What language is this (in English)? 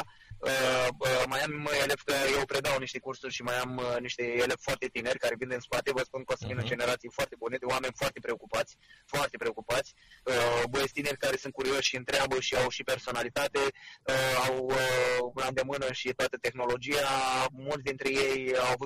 Romanian